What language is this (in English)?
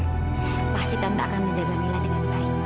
Indonesian